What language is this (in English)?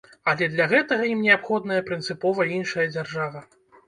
Belarusian